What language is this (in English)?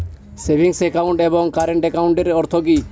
Bangla